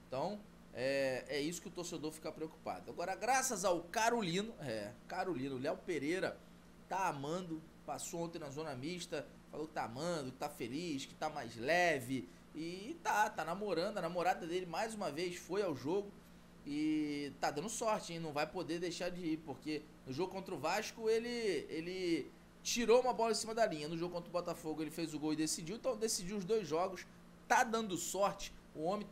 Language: Portuguese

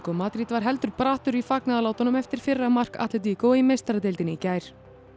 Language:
Icelandic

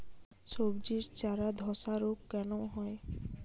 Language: Bangla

